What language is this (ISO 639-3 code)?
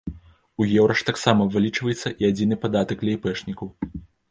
bel